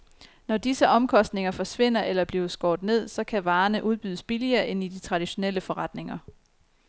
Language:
Danish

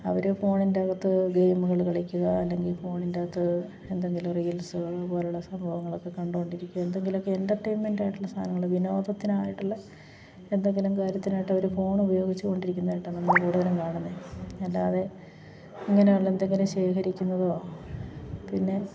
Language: Malayalam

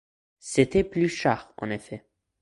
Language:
French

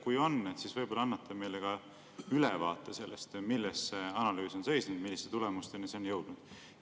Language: Estonian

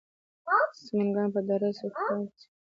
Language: Pashto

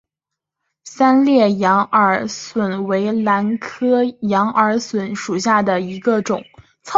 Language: Chinese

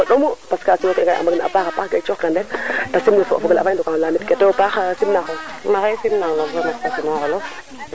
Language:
Serer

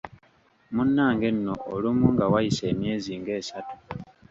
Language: Ganda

